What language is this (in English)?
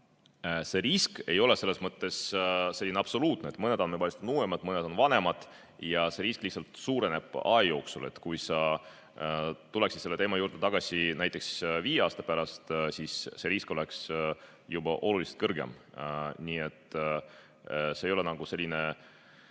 Estonian